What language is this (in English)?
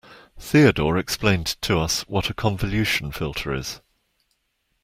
English